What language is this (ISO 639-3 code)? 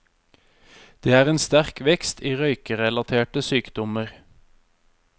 nor